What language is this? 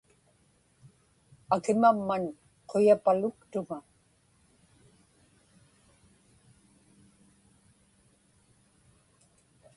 Inupiaq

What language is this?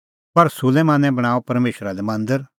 Kullu Pahari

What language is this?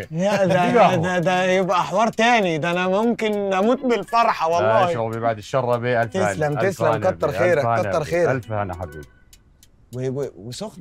Arabic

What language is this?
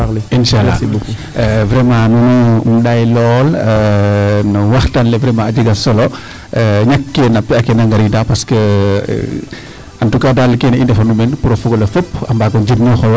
Serer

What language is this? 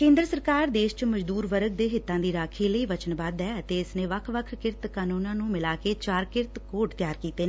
Punjabi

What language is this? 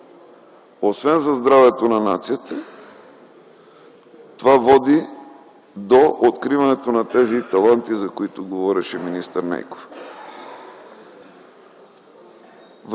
Bulgarian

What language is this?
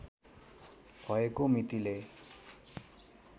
Nepali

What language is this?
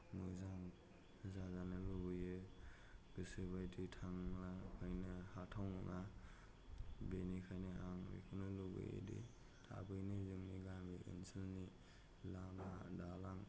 Bodo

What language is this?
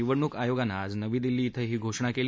Marathi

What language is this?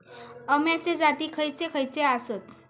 Marathi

